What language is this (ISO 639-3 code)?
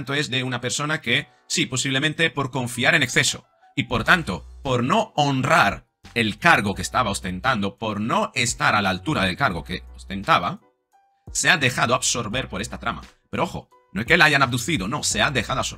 spa